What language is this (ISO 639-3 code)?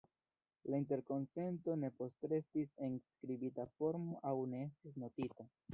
epo